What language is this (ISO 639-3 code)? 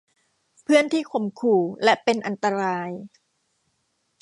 tha